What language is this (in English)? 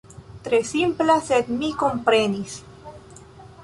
Esperanto